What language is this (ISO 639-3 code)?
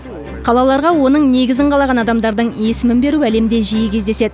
kaz